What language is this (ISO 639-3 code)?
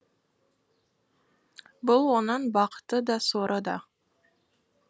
kaz